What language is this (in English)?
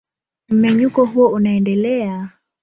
Swahili